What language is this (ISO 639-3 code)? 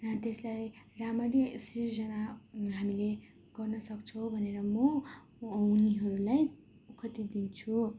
nep